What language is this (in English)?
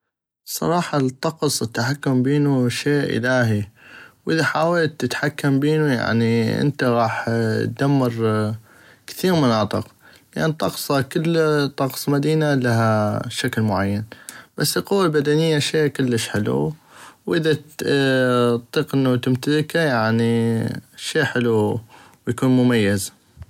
North Mesopotamian Arabic